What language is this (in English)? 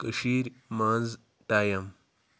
Kashmiri